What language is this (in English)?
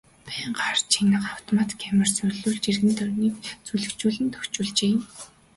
Mongolian